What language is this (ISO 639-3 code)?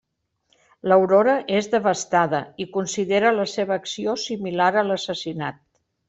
cat